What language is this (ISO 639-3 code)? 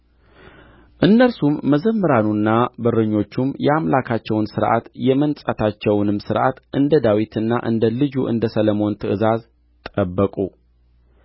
amh